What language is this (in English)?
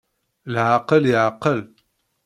Kabyle